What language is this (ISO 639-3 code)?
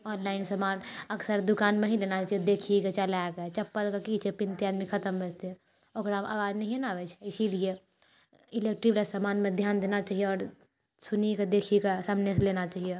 mai